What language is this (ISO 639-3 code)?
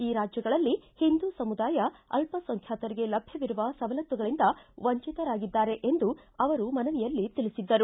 kan